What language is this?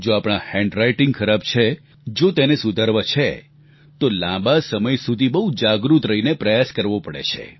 Gujarati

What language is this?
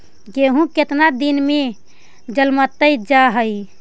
Magahi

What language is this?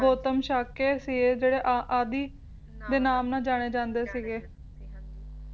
Punjabi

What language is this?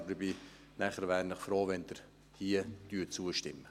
Swiss German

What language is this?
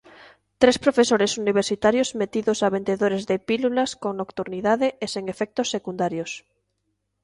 Galician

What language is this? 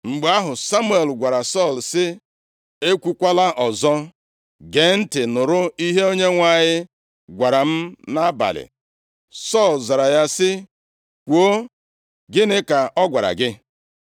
Igbo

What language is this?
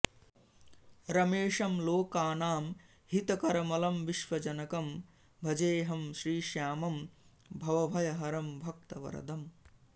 Sanskrit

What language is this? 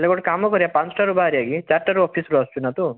Odia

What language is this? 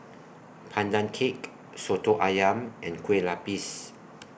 English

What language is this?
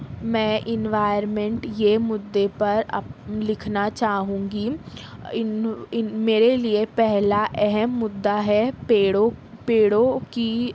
Urdu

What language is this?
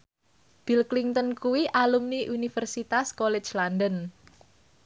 Javanese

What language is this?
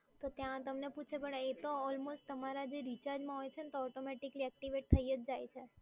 Gujarati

